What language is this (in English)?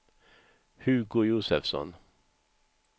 Swedish